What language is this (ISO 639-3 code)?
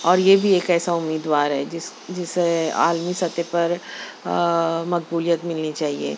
urd